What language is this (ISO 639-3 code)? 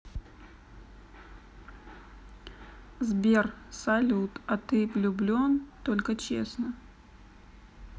rus